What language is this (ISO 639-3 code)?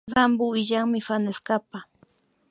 qvi